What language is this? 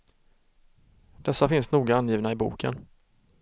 Swedish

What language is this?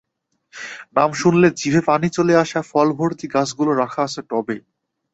Bangla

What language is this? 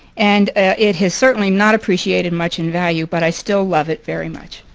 English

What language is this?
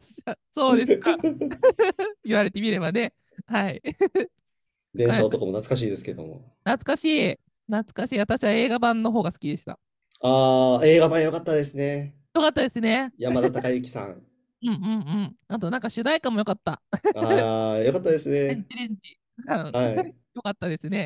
Japanese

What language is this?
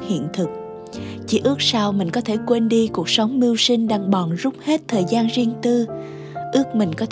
Vietnamese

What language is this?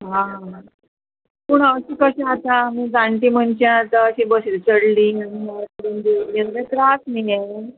Konkani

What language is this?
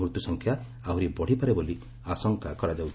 Odia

